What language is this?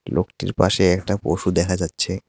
Bangla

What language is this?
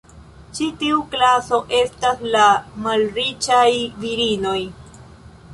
Esperanto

